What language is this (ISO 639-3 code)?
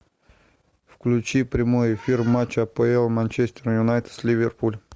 rus